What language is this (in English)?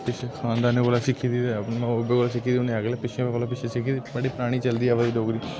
Dogri